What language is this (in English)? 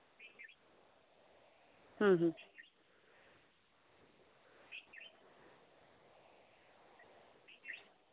Santali